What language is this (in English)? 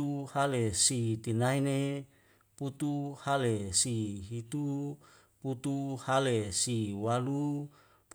Wemale